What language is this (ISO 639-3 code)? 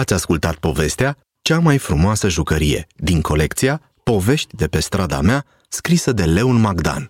ron